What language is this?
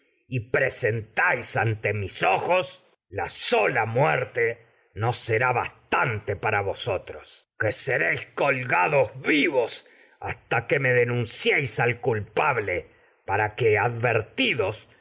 Spanish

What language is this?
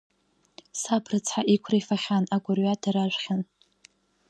Abkhazian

